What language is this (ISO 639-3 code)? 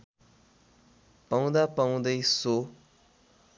nep